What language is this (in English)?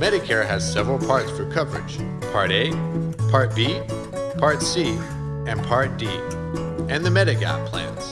English